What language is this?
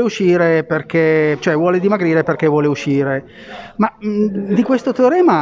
Italian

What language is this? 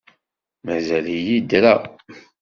Kabyle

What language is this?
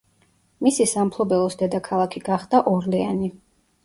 Georgian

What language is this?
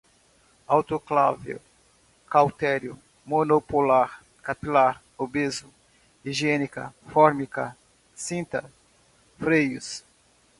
Portuguese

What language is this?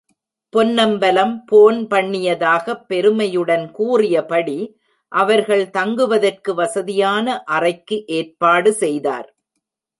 Tamil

